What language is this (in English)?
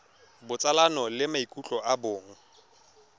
Tswana